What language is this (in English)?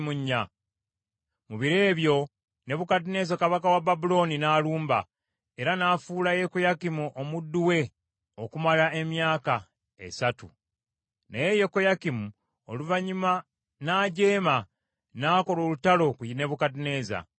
Ganda